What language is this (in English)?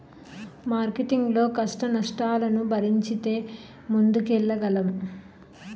Telugu